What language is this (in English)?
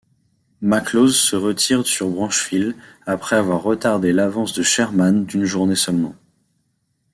French